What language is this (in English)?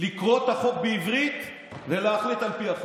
Hebrew